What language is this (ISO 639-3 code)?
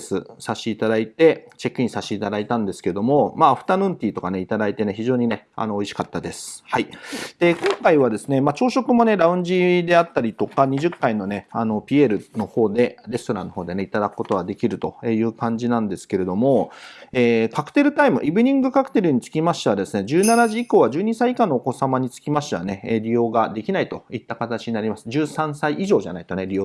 jpn